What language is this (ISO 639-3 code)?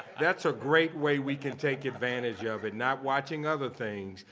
eng